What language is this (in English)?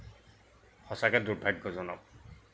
Assamese